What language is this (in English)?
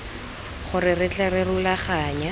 Tswana